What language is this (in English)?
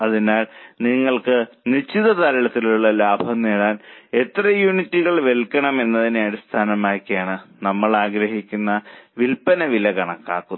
Malayalam